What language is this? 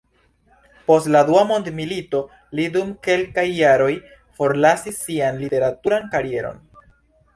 Esperanto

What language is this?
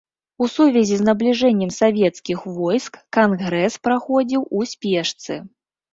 Belarusian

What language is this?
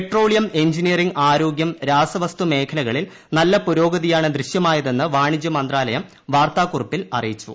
Malayalam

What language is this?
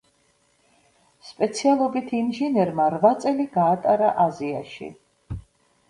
Georgian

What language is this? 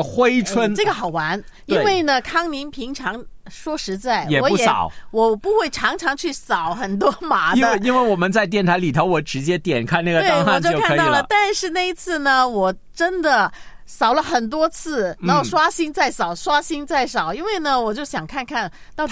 Chinese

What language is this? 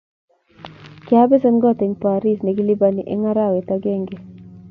Kalenjin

